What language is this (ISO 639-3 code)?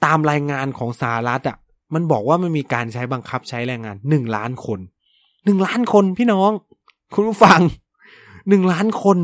tha